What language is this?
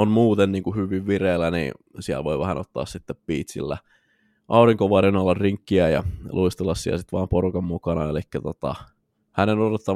Finnish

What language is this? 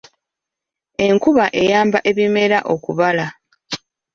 Ganda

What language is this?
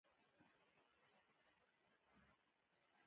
Pashto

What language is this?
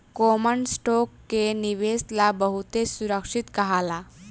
Bhojpuri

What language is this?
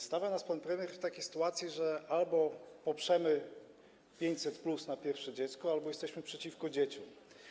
Polish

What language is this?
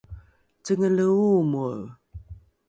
Rukai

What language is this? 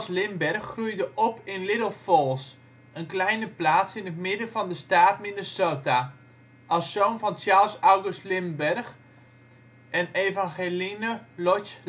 Dutch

